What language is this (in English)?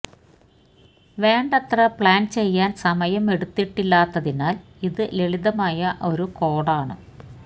Malayalam